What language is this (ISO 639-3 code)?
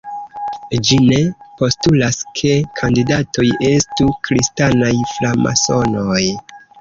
epo